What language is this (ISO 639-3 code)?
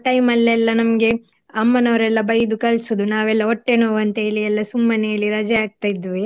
kan